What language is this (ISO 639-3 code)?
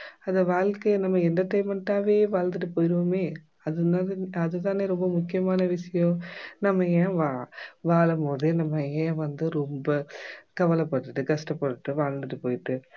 tam